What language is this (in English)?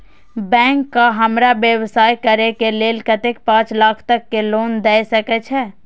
Maithili